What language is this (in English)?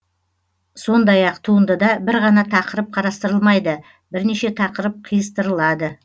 Kazakh